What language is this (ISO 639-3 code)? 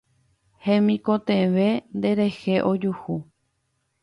grn